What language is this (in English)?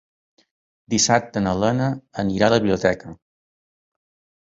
Catalan